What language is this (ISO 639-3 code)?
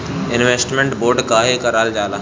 bho